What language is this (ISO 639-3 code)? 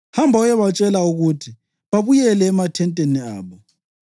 nde